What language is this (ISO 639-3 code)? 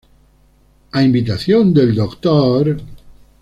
spa